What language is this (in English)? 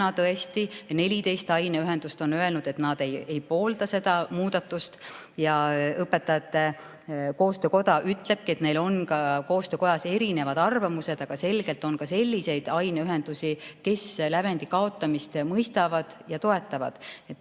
Estonian